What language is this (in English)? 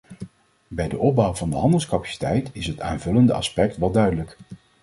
Dutch